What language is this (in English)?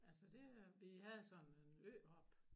Danish